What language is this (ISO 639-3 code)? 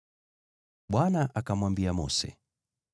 swa